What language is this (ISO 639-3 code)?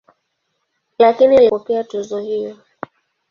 swa